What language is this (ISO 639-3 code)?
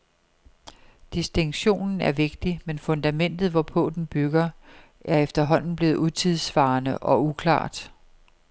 dan